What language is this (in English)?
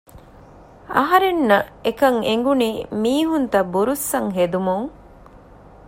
Divehi